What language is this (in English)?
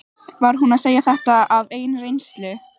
Icelandic